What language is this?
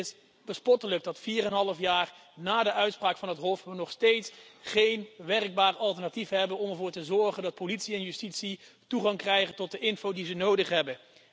Dutch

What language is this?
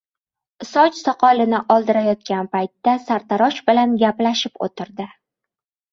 Uzbek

